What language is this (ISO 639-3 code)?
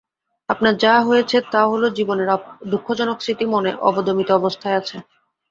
ben